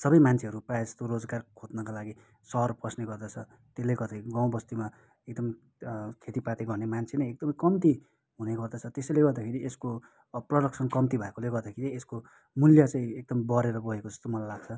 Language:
Nepali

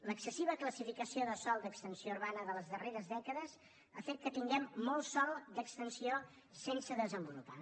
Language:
Catalan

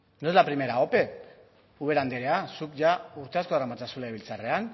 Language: Basque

